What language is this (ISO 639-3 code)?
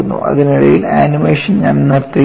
mal